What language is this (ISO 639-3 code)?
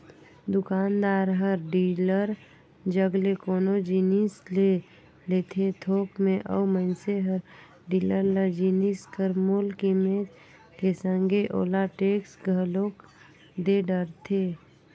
hne